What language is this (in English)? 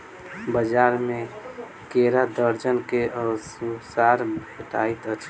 Maithili